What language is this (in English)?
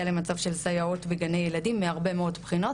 Hebrew